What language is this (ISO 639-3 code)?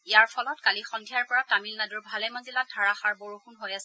asm